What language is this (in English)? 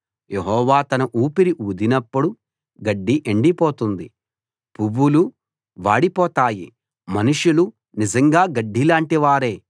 Telugu